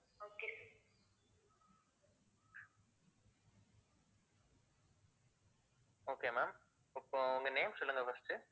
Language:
Tamil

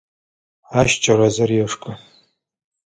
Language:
Adyghe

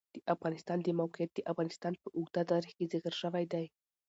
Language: Pashto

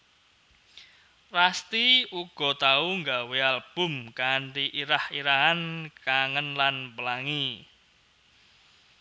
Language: Javanese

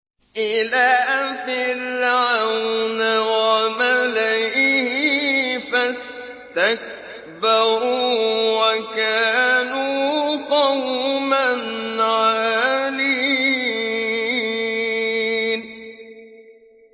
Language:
Arabic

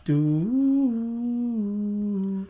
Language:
Welsh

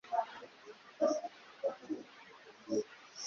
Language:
Kinyarwanda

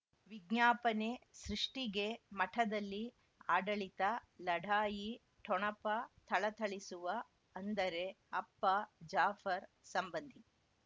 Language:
Kannada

